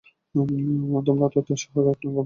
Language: Bangla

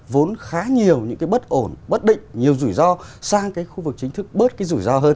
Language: Vietnamese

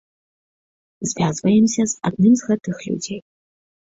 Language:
Belarusian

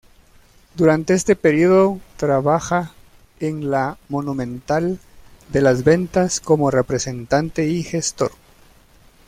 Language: Spanish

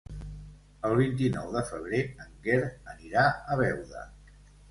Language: Catalan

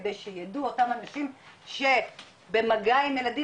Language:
Hebrew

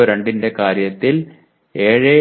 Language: Malayalam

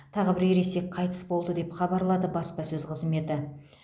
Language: Kazakh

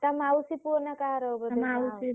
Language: Odia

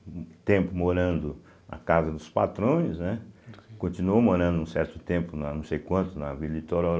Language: Portuguese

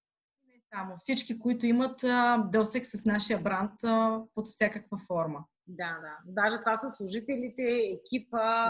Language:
Bulgarian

